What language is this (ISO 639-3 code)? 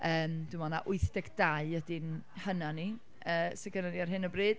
cym